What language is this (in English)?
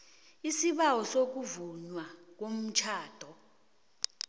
South Ndebele